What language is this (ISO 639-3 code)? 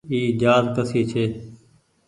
gig